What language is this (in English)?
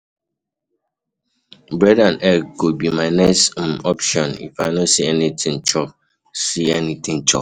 Nigerian Pidgin